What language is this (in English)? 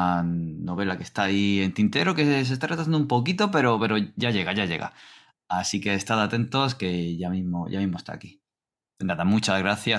Spanish